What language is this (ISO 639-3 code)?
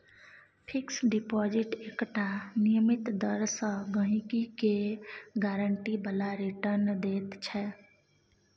mai